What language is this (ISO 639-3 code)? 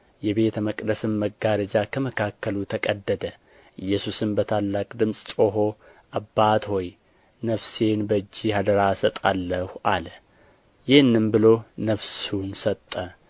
amh